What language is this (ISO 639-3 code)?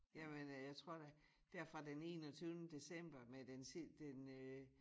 dan